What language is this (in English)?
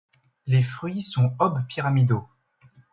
French